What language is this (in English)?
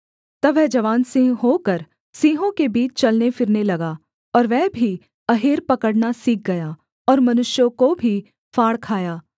Hindi